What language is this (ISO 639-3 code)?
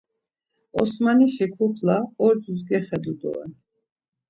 lzz